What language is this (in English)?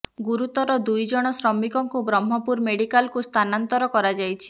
Odia